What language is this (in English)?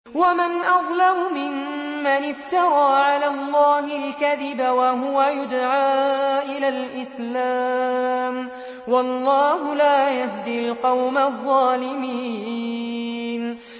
Arabic